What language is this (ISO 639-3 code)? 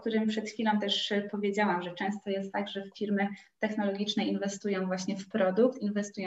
pol